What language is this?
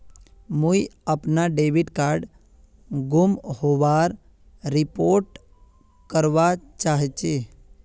Magahi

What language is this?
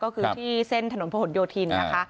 Thai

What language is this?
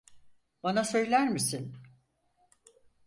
Turkish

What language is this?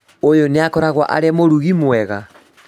Kikuyu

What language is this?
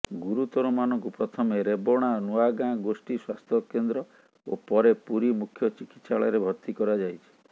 Odia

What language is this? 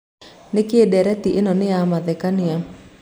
Kikuyu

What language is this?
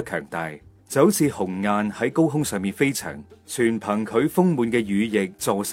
Chinese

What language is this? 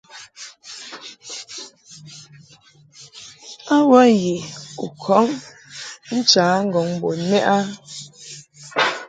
Mungaka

